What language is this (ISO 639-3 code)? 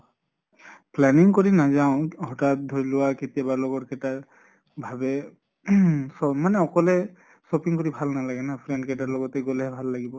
asm